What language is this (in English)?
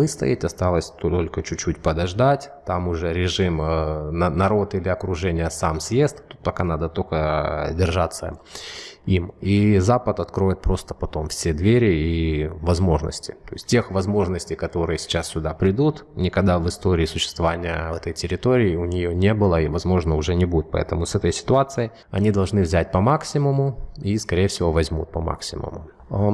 Russian